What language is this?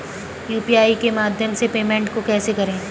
Hindi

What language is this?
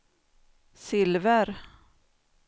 Swedish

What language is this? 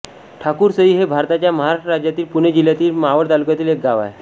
Marathi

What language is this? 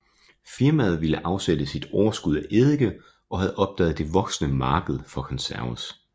Danish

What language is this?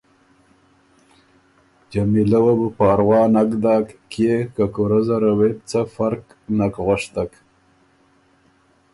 Ormuri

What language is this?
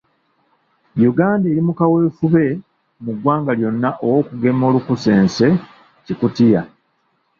Ganda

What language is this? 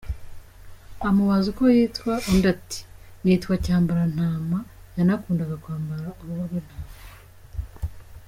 Kinyarwanda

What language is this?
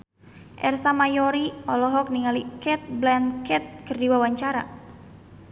Sundanese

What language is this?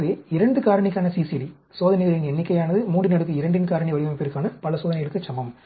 Tamil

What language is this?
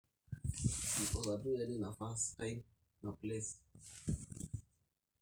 Masai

